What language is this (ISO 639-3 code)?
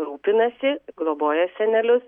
lit